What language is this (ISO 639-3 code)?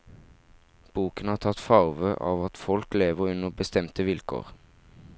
nor